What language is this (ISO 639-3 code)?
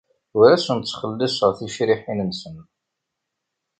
kab